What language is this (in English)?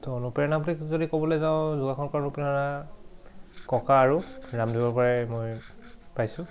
Assamese